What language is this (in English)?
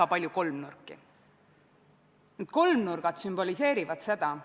Estonian